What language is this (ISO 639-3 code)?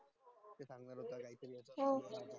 mar